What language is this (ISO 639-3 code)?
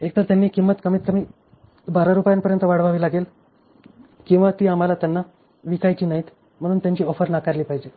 mar